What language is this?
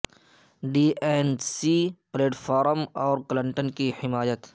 Urdu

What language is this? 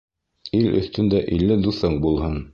Bashkir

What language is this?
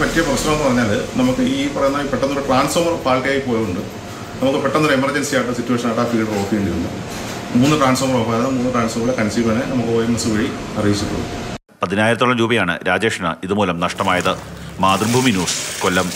Malayalam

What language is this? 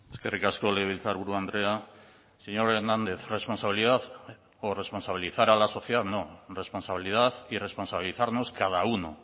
Spanish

